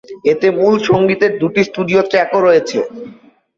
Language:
Bangla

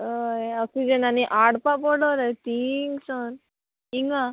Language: Konkani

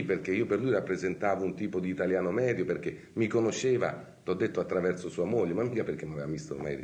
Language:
Italian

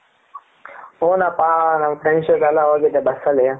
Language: Kannada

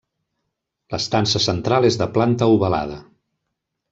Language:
Catalan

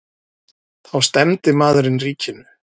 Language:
Icelandic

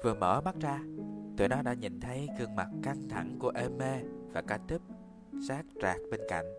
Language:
Vietnamese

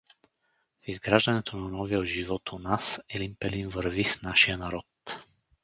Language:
Bulgarian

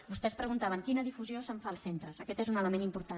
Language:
Catalan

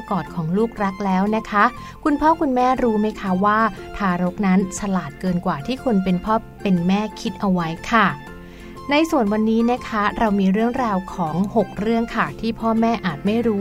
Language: Thai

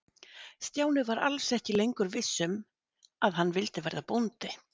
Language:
Icelandic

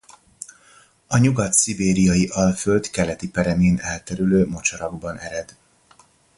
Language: Hungarian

